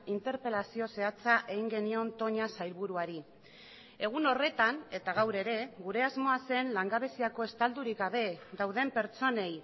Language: Basque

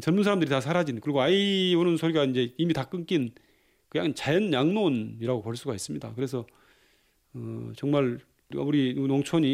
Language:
Korean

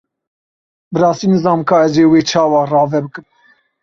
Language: Kurdish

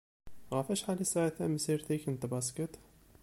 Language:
Kabyle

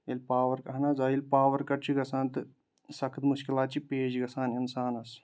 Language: Kashmiri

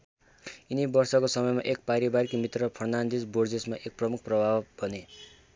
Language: Nepali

